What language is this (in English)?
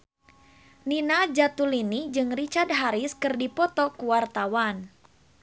Sundanese